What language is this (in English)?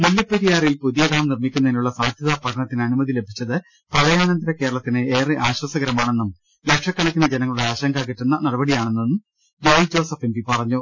Malayalam